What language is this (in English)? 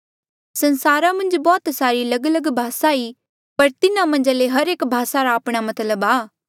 Mandeali